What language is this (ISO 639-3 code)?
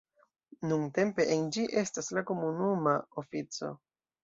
epo